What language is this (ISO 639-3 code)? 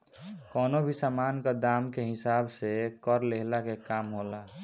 bho